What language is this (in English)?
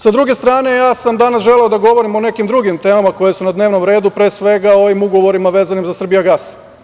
Serbian